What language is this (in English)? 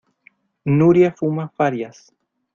Spanish